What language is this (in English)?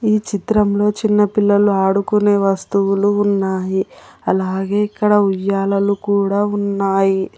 Telugu